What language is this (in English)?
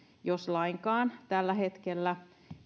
Finnish